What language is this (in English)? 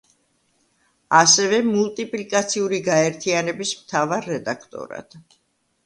Georgian